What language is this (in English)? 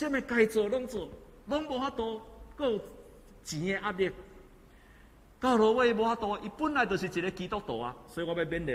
Chinese